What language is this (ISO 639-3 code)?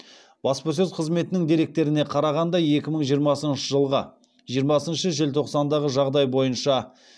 kaz